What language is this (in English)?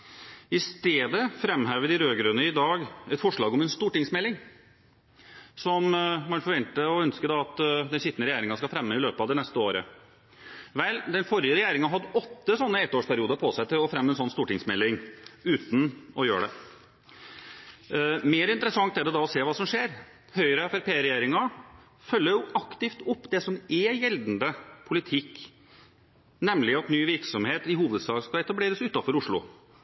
Norwegian Bokmål